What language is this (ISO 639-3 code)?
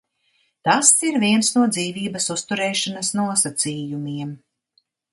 lav